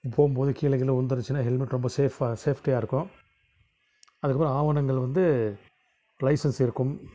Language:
Tamil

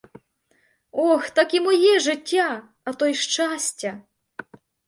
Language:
Ukrainian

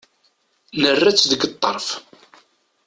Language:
Kabyle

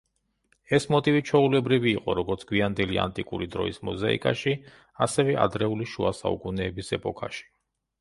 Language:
Georgian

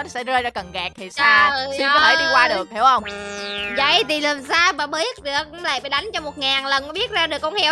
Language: Vietnamese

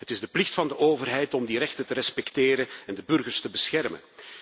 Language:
Dutch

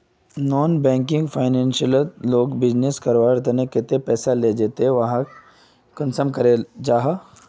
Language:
Magahi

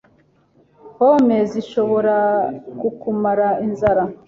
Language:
Kinyarwanda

